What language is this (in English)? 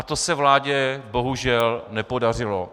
Czech